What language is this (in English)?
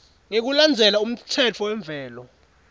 Swati